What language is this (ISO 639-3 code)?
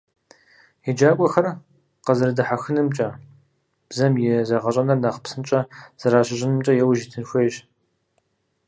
kbd